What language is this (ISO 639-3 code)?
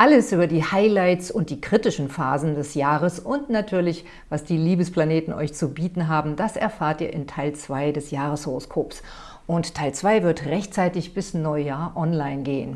deu